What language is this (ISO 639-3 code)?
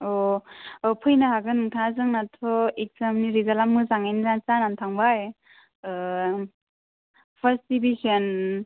brx